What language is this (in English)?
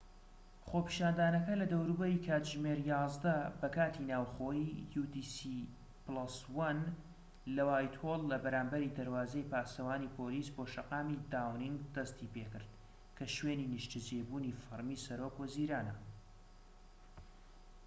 Central Kurdish